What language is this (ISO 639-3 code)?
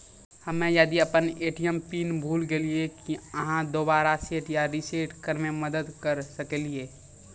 mai